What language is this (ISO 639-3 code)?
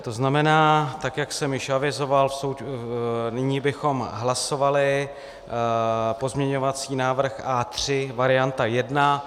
ces